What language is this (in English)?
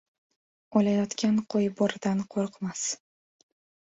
Uzbek